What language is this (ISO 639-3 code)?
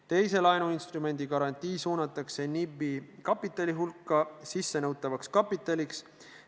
est